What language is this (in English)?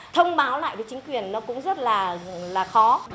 Vietnamese